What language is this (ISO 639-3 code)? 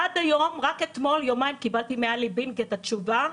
heb